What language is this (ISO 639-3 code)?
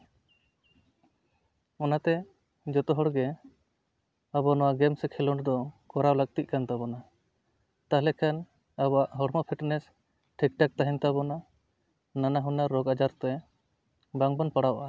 sat